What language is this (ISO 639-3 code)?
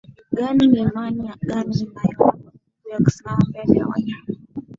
swa